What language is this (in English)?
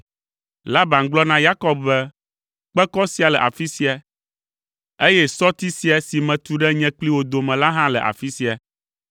Ewe